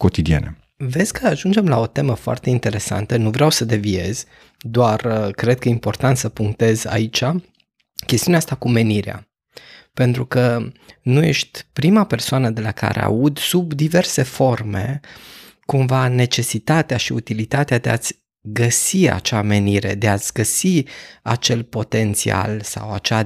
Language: Romanian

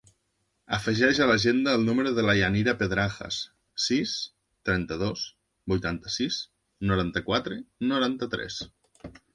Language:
Catalan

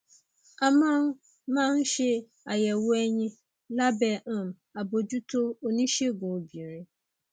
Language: Yoruba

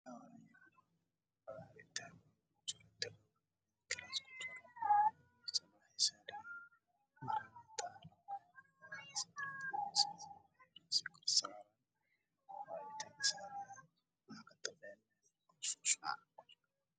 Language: Somali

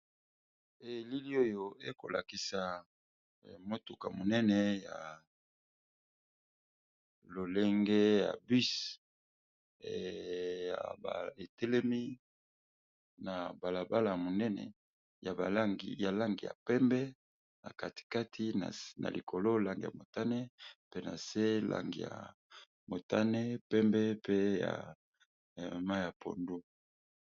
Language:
Lingala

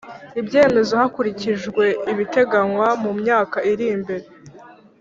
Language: Kinyarwanda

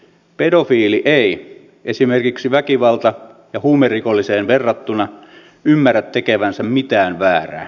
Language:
Finnish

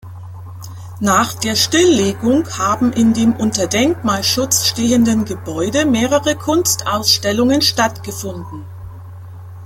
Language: German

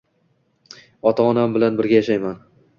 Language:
Uzbek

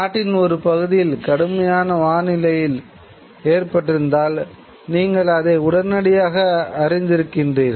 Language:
Tamil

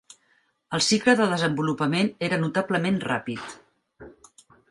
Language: Catalan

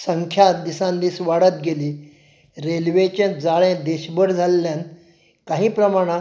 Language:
Konkani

